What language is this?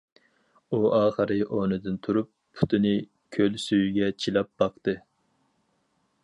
Uyghur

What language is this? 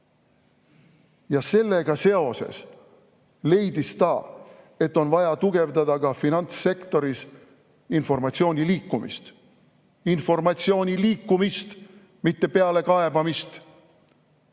Estonian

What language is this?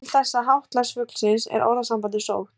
Icelandic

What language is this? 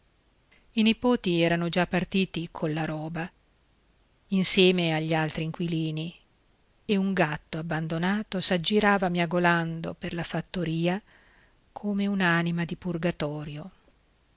Italian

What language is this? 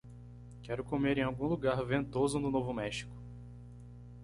Portuguese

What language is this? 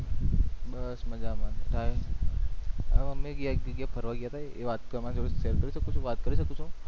Gujarati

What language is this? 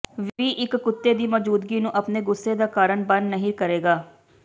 Punjabi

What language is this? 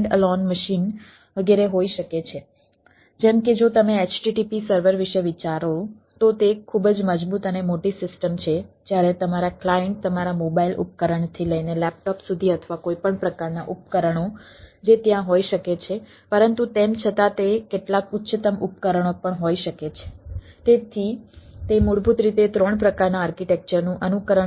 Gujarati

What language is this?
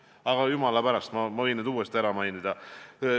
Estonian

